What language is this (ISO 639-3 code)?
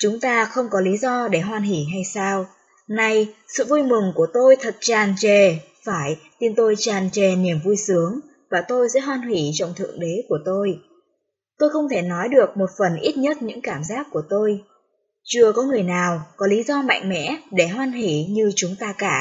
vie